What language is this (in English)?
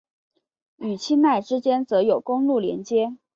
Chinese